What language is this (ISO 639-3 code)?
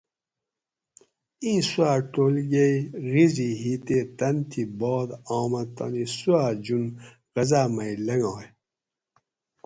gwc